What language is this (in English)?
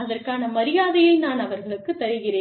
Tamil